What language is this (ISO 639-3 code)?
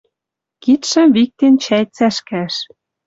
mrj